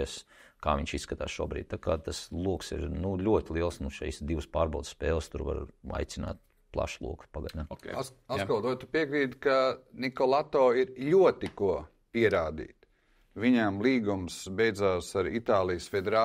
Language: Latvian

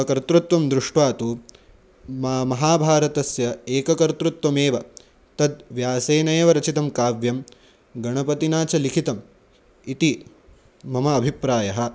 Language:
Sanskrit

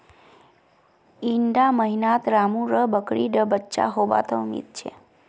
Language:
Magahi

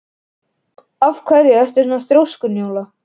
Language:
Icelandic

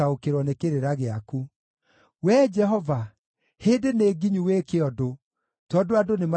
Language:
Kikuyu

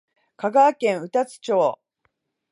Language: Japanese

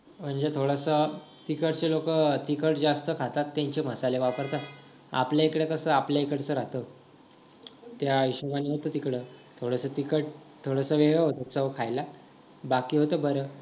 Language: Marathi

